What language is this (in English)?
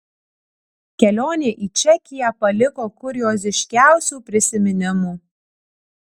Lithuanian